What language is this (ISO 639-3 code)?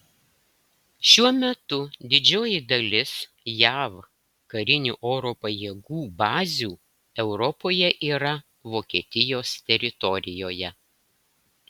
lit